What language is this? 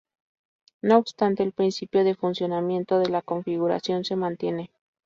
Spanish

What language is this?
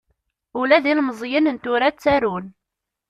Kabyle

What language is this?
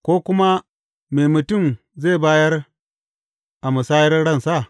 Hausa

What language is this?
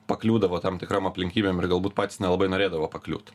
Lithuanian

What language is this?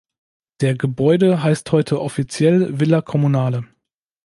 German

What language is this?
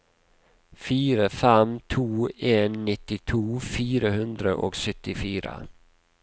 Norwegian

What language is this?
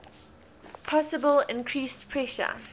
English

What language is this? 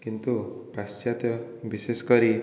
Odia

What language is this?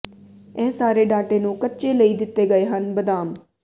Punjabi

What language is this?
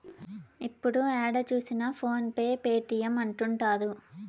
Telugu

